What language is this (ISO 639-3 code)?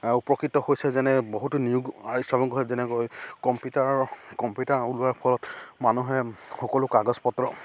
asm